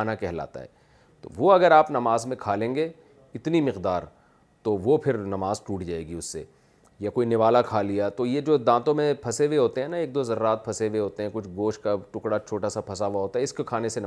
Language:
Urdu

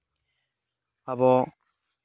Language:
Santali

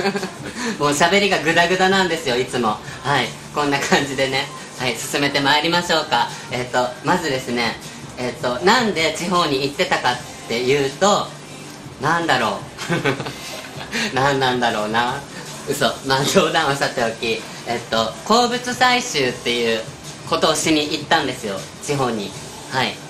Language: Japanese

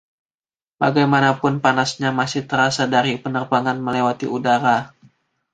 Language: Indonesian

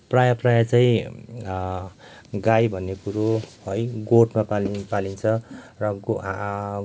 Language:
Nepali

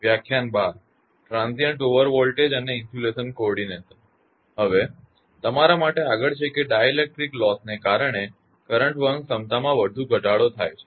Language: Gujarati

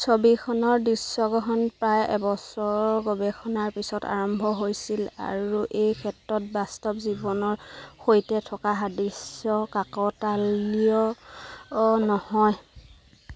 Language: Assamese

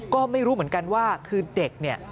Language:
Thai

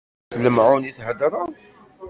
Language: Kabyle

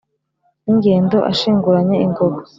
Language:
Kinyarwanda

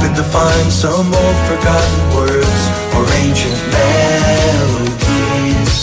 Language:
Greek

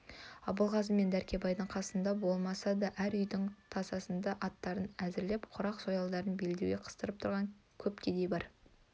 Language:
Kazakh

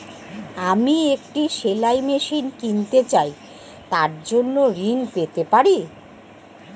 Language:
Bangla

